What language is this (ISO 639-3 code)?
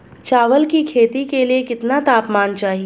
hin